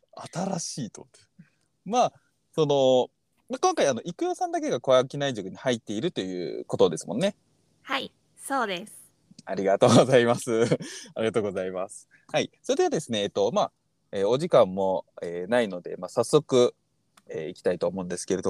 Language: Japanese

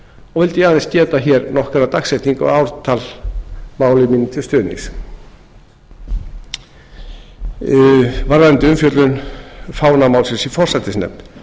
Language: Icelandic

